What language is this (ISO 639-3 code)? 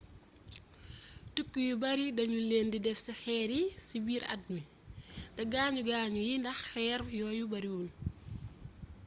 wol